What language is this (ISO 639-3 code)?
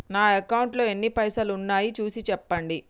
tel